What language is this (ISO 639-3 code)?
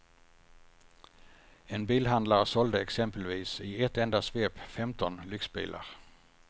swe